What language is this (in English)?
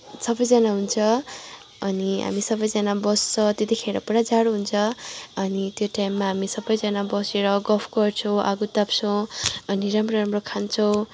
Nepali